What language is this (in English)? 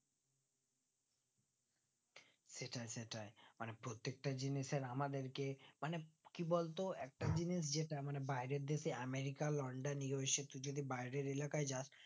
Bangla